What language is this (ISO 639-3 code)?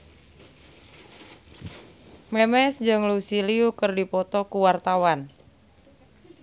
sun